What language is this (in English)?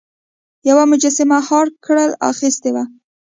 Pashto